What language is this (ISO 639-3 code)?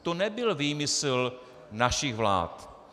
ces